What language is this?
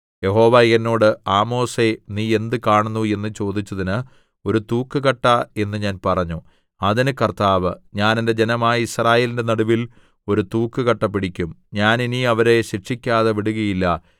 Malayalam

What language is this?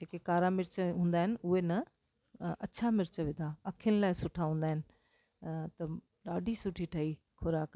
Sindhi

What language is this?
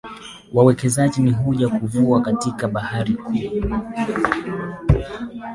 Swahili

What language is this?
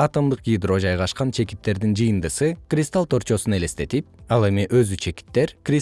Kyrgyz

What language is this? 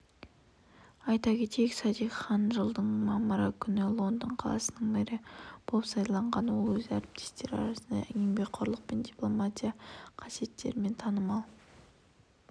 Kazakh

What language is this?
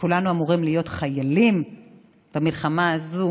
Hebrew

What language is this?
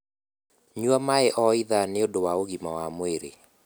Kikuyu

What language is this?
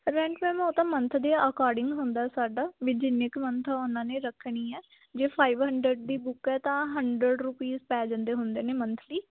Punjabi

